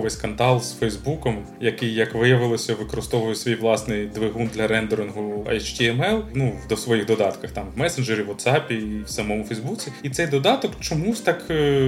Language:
Ukrainian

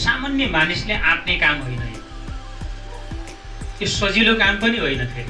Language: Hindi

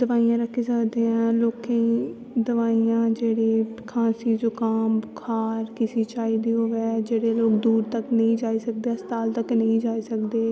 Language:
Dogri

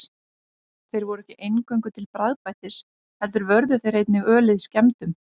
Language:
Icelandic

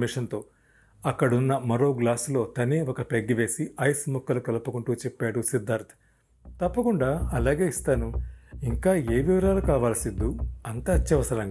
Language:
Telugu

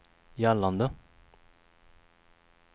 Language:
Swedish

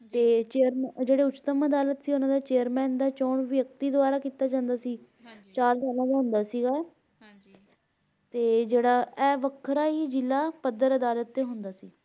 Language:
Punjabi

